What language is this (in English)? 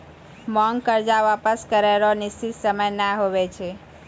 Maithili